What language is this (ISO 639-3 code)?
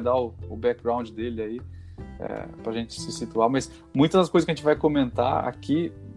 por